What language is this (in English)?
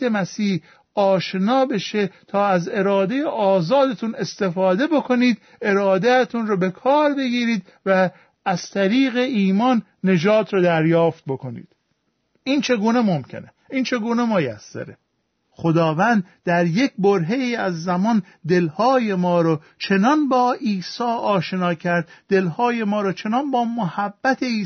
Persian